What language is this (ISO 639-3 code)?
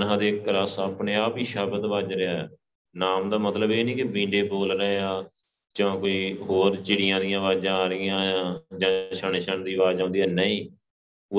pan